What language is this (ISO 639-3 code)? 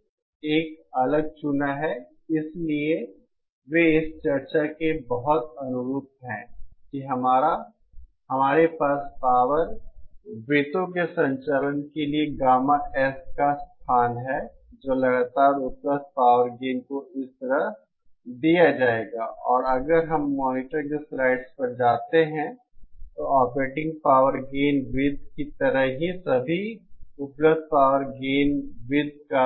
hin